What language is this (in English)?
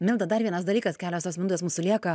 Lithuanian